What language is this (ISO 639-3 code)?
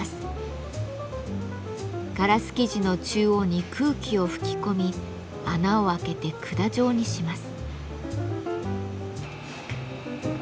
jpn